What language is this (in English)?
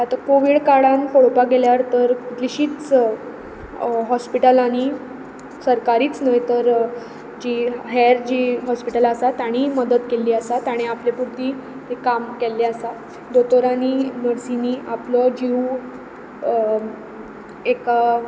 Konkani